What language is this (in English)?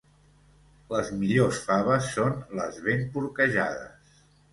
Catalan